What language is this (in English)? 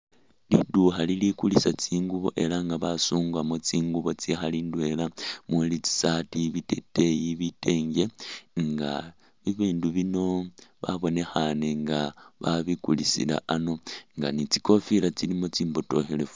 Masaaba